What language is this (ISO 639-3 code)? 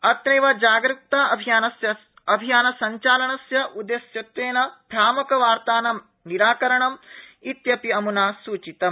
san